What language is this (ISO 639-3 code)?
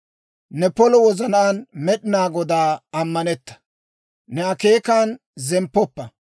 dwr